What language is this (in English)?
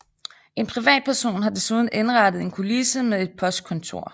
Danish